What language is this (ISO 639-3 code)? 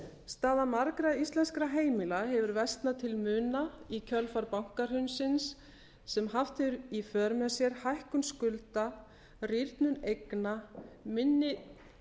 isl